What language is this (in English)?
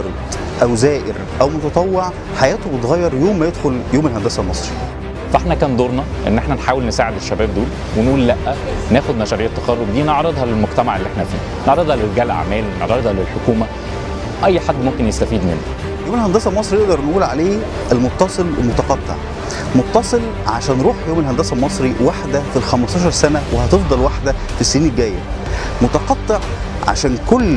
Arabic